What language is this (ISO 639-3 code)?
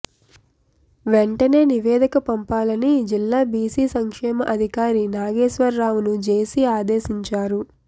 tel